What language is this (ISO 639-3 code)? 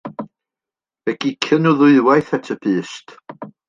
cym